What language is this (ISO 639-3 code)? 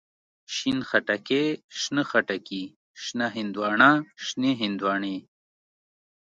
pus